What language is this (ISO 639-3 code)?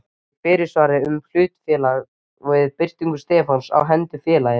isl